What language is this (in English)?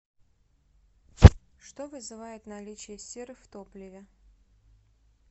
Russian